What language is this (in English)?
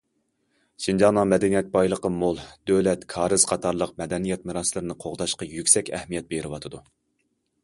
Uyghur